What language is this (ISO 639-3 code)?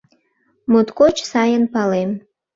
chm